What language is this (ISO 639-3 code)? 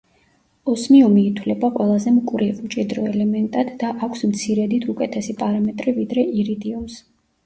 kat